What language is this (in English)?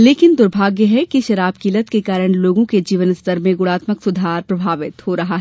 Hindi